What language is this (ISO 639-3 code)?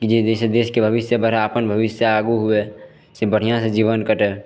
mai